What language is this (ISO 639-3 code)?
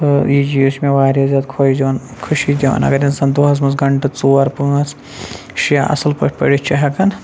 kas